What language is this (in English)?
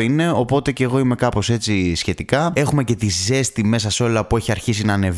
Greek